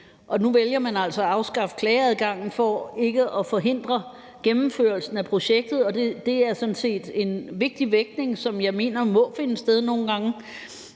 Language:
Danish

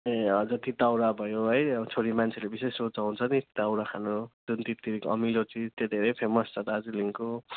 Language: Nepali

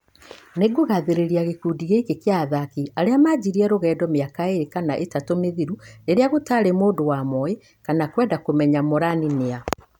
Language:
Kikuyu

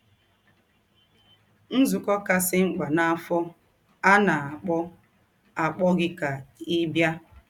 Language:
Igbo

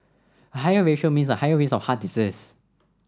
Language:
English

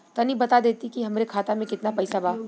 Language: Bhojpuri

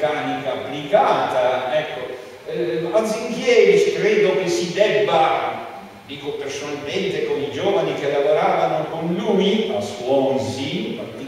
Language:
Italian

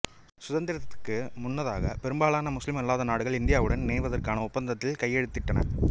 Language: Tamil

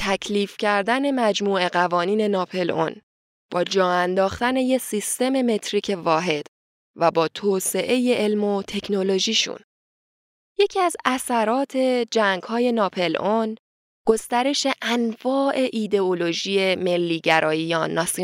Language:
Persian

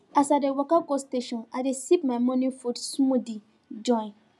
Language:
Nigerian Pidgin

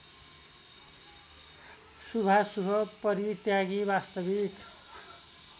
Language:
Nepali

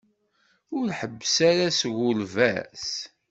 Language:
Kabyle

